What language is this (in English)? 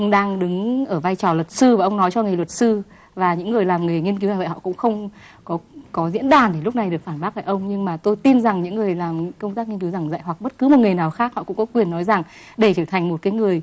Vietnamese